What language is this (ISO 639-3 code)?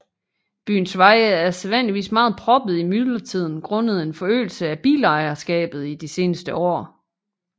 dan